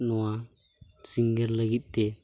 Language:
Santali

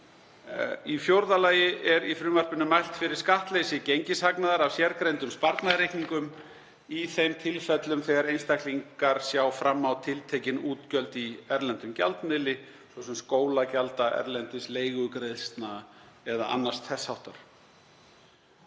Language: Icelandic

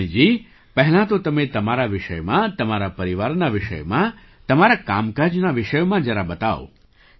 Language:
Gujarati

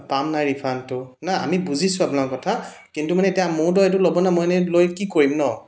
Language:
Assamese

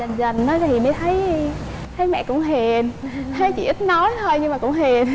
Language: Vietnamese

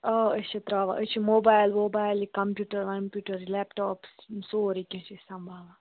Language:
Kashmiri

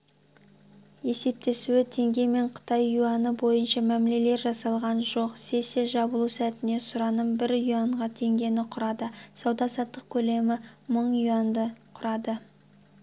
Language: Kazakh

